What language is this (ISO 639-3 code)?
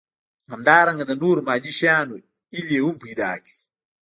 pus